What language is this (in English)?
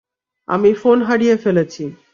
Bangla